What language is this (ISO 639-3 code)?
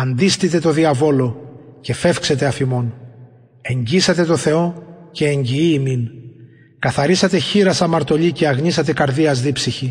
ell